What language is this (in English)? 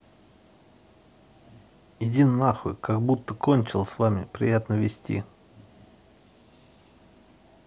Russian